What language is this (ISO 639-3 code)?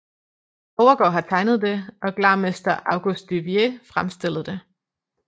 dan